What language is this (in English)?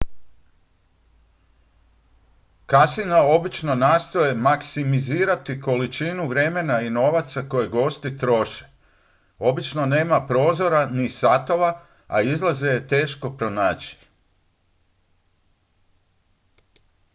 Croatian